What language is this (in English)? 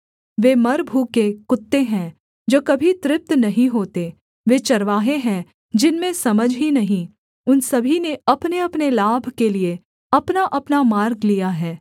Hindi